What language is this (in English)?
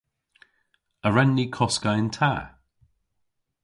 Cornish